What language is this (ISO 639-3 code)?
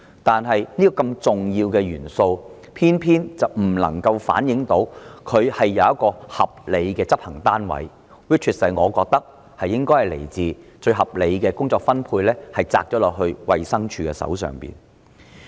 yue